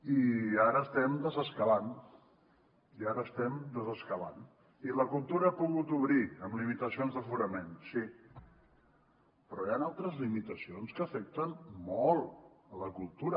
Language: Catalan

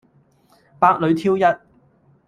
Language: Cantonese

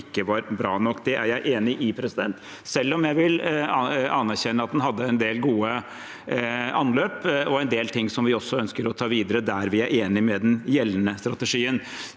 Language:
Norwegian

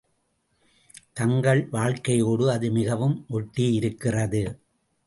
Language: Tamil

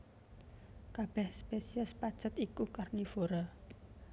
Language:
Javanese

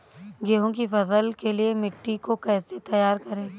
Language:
Hindi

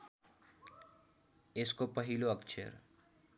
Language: Nepali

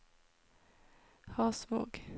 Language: Norwegian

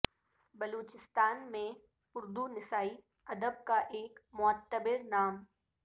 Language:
Urdu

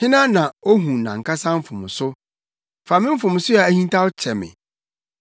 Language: Akan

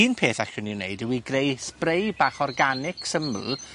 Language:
Welsh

